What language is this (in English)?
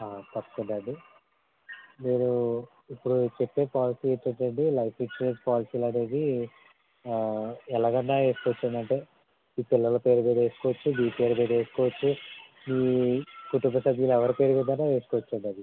Telugu